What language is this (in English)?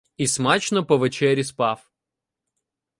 Ukrainian